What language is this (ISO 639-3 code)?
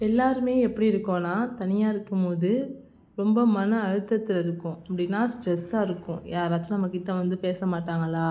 tam